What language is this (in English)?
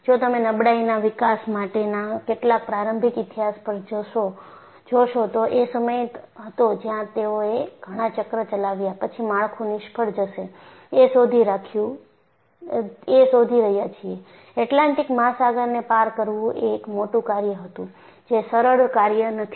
Gujarati